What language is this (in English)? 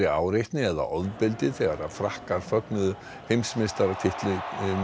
Icelandic